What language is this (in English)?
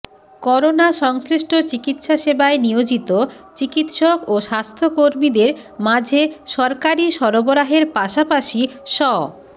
Bangla